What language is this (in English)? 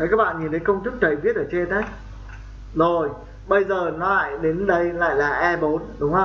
Vietnamese